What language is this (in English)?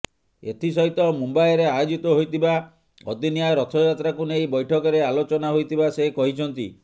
Odia